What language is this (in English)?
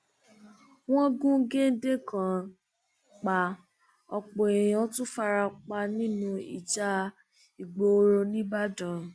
Yoruba